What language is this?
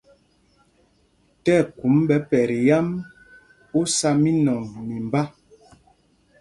Mpumpong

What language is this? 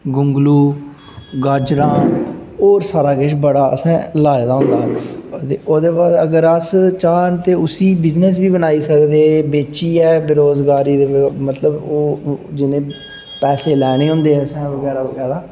Dogri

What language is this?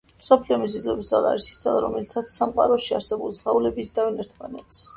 Georgian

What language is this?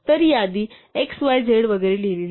Marathi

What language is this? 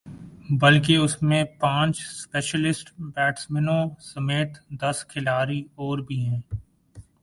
Urdu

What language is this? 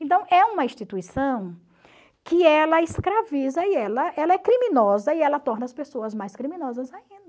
Portuguese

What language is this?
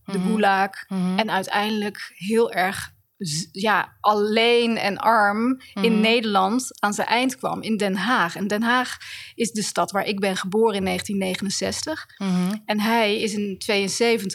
Dutch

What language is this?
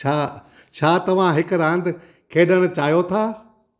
Sindhi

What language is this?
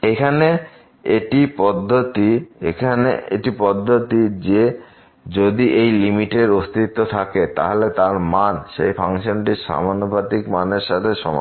Bangla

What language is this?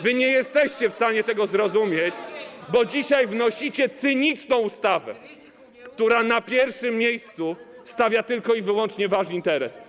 Polish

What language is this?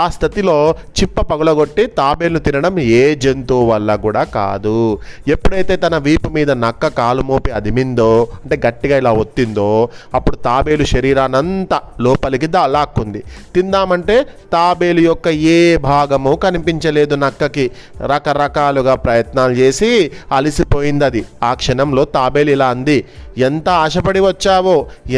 Telugu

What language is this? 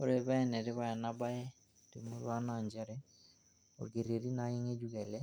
Masai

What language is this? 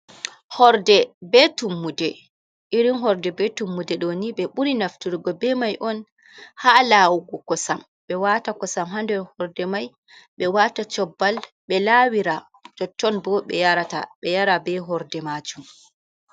Fula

